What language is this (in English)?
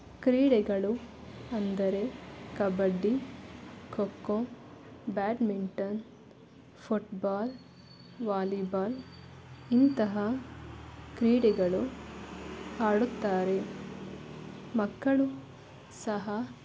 Kannada